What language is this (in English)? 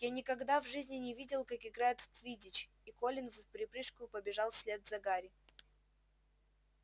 Russian